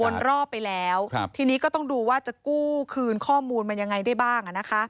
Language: Thai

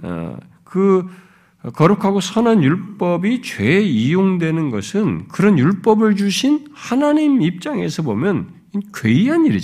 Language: Korean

